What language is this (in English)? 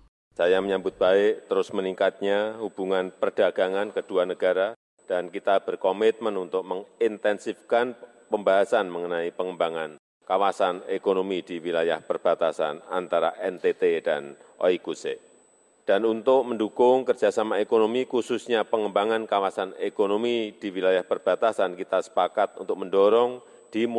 Indonesian